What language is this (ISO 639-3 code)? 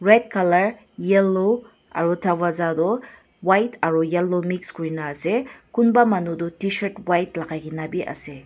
nag